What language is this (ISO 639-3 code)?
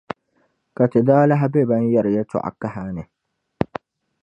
dag